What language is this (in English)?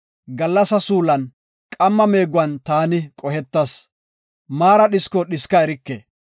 Gofa